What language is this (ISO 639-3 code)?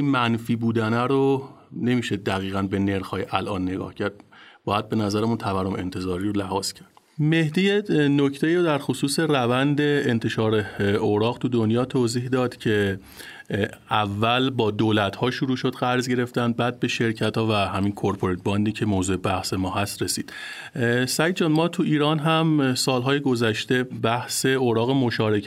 fas